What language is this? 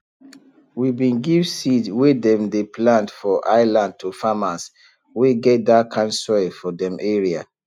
Nigerian Pidgin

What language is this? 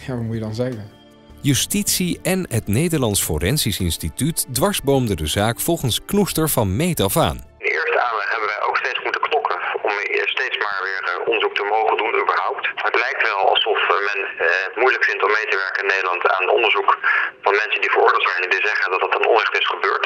Dutch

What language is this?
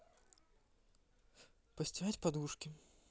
Russian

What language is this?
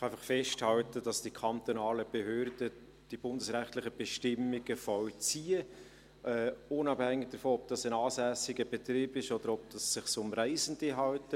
Swiss German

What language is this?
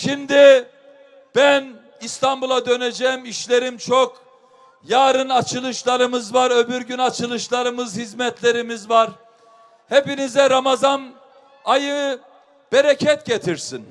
Turkish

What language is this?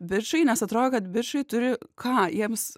Lithuanian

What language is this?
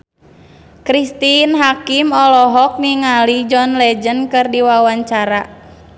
Sundanese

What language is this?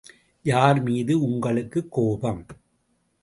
Tamil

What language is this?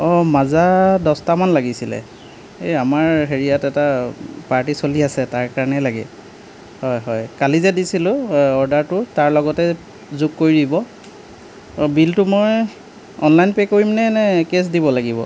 Assamese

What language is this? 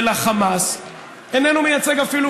Hebrew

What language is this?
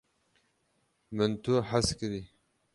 Kurdish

